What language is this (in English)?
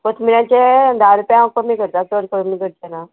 Konkani